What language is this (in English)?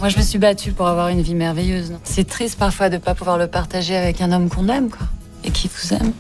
French